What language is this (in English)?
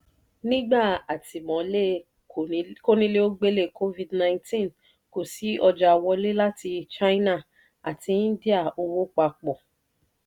Yoruba